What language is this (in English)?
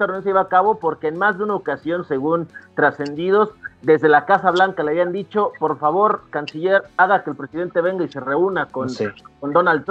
Spanish